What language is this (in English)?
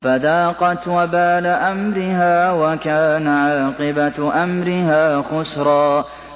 Arabic